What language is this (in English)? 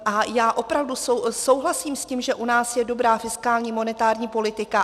Czech